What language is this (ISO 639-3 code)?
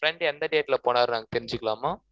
tam